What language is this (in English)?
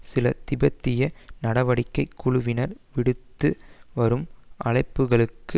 Tamil